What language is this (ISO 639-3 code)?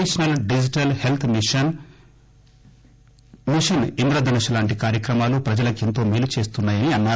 tel